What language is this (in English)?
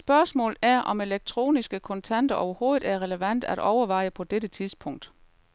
Danish